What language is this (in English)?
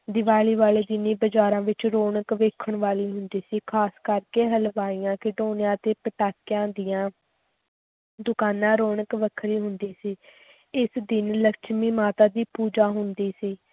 Punjabi